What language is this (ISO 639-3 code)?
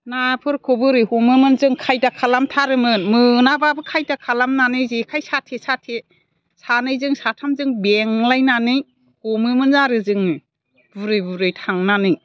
brx